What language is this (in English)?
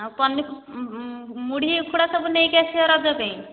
Odia